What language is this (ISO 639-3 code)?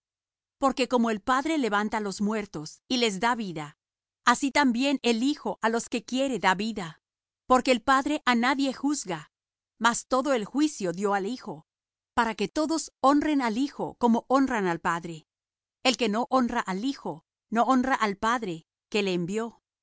spa